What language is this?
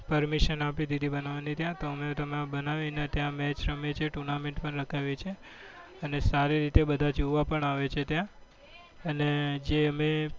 Gujarati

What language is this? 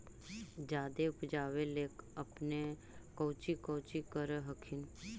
Magahi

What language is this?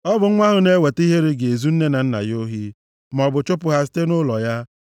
Igbo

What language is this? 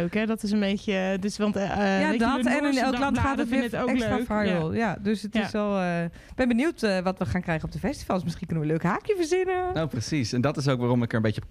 Dutch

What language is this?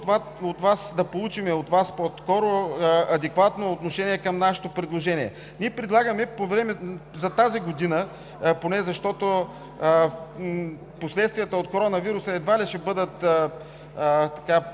Bulgarian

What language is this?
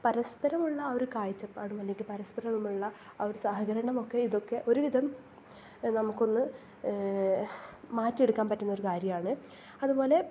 Malayalam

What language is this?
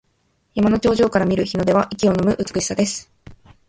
Japanese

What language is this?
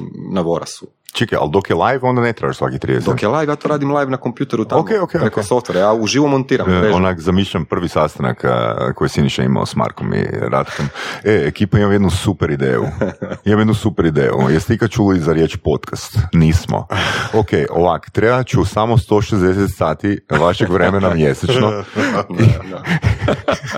Croatian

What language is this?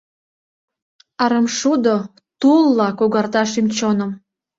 Mari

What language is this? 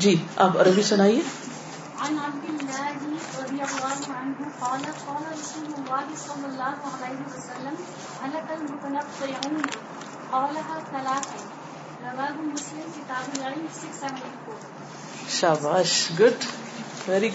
Urdu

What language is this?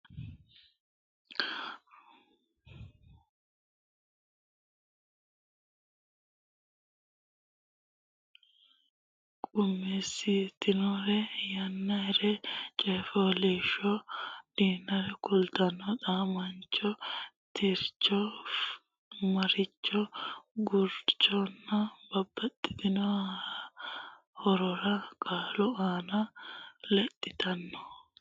Sidamo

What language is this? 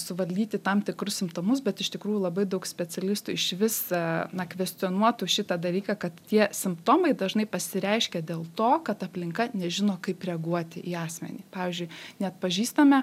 Lithuanian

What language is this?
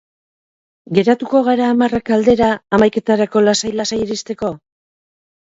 Basque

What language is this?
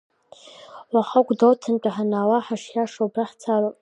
Abkhazian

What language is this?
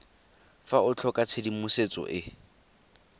Tswana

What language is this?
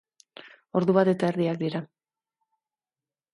Basque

